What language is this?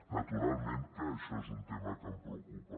Catalan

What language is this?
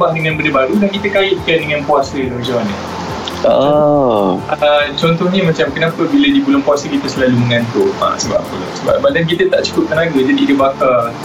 Malay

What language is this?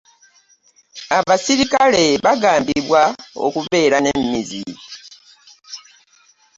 Ganda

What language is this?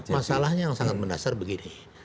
Indonesian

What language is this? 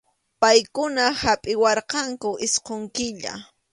Arequipa-La Unión Quechua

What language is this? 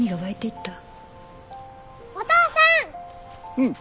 Japanese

